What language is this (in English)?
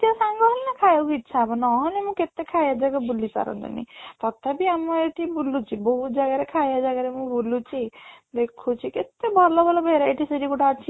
Odia